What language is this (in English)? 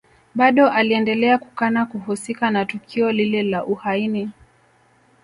Swahili